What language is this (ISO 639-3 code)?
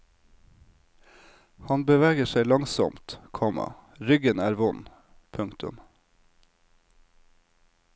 nor